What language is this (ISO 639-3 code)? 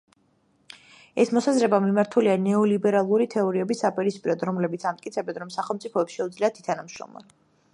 kat